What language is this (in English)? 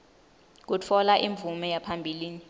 Swati